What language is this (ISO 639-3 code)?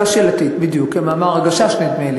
heb